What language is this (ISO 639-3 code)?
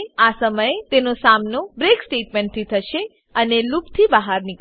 guj